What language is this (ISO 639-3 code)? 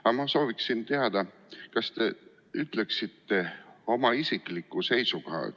est